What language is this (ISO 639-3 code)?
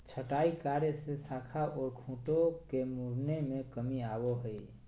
mag